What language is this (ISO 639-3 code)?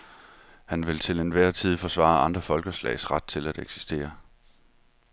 dan